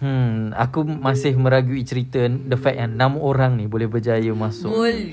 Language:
Malay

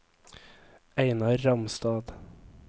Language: Norwegian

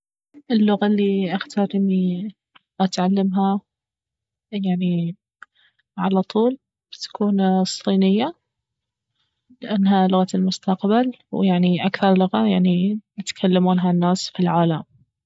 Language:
Baharna Arabic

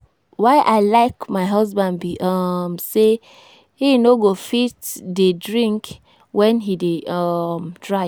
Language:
Nigerian Pidgin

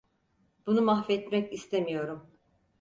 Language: Turkish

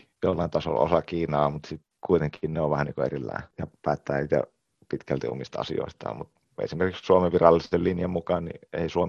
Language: Finnish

